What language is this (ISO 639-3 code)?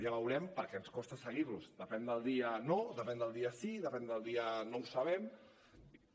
cat